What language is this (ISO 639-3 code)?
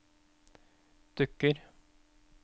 nor